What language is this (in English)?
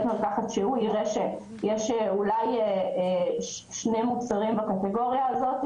Hebrew